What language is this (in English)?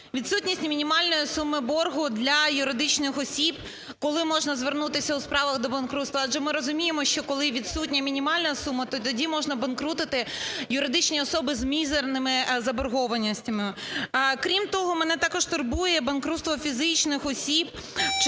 Ukrainian